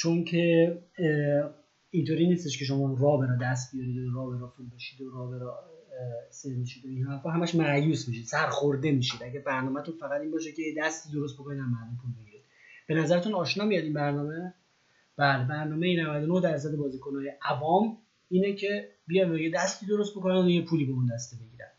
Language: Persian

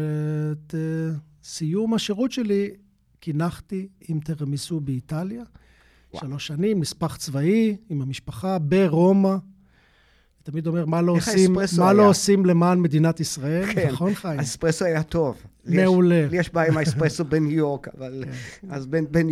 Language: Hebrew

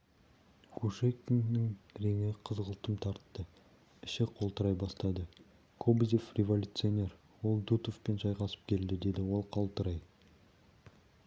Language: Kazakh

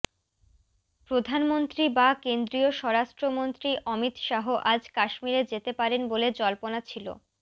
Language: Bangla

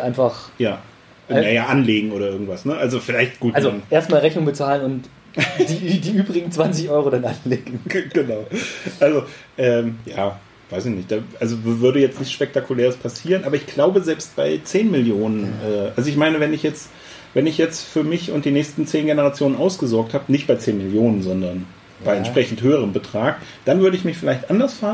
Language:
German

